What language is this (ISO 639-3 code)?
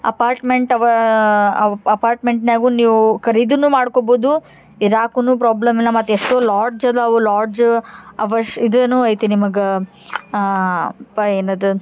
kan